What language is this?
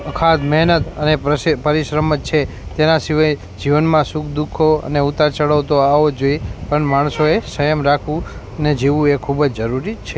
Gujarati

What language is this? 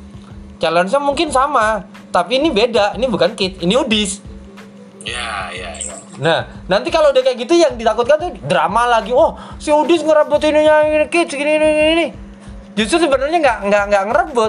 Indonesian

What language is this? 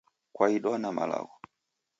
Taita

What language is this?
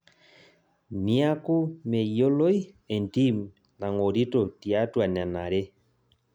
Masai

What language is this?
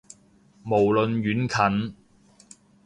Cantonese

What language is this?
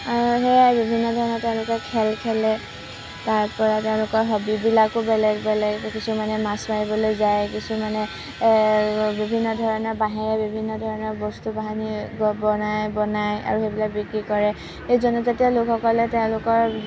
Assamese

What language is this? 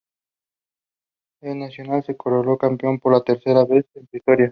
Spanish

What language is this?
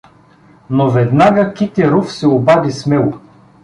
Bulgarian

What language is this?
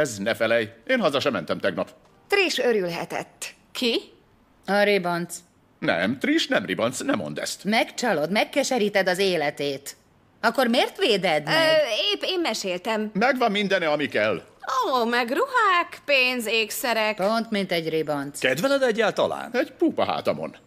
Hungarian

